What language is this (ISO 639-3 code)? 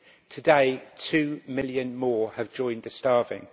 eng